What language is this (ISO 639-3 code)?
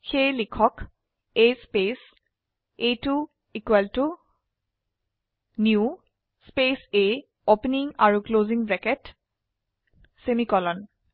asm